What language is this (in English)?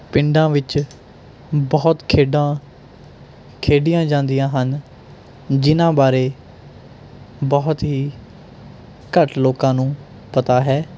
Punjabi